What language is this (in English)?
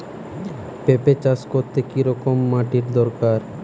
Bangla